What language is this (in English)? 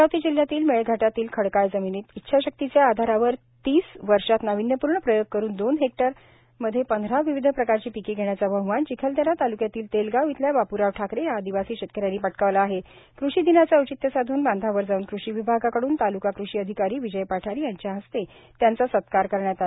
Marathi